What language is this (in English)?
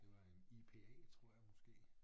Danish